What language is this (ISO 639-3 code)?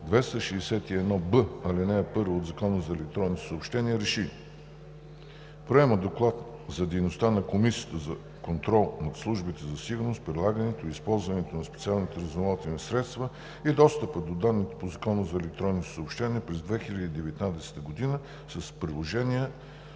bul